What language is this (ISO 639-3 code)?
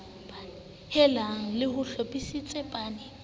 sot